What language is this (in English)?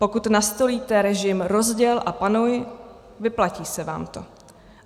Czech